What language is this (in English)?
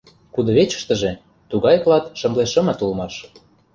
Mari